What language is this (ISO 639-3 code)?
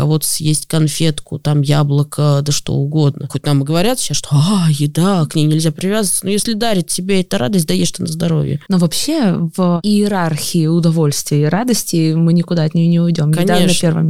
rus